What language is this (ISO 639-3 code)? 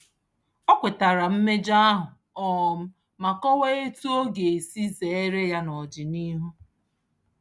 ibo